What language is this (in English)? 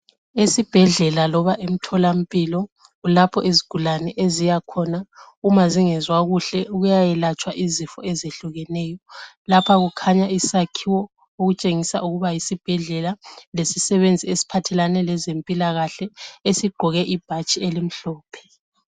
North Ndebele